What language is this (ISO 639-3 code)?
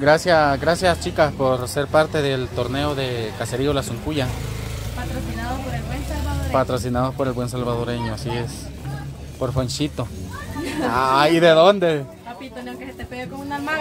spa